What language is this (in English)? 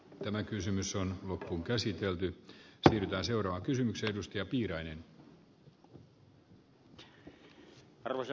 Finnish